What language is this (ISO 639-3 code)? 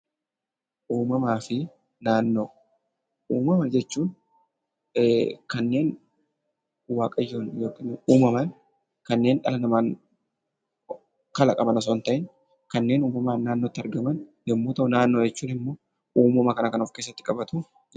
orm